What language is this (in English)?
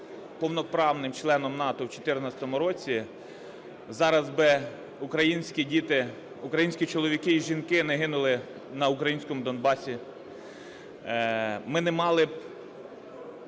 Ukrainian